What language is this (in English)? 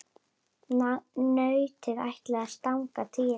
Icelandic